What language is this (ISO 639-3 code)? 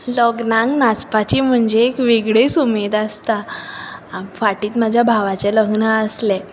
kok